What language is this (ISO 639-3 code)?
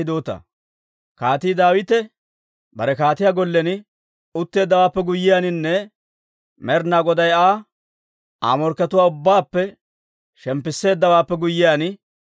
dwr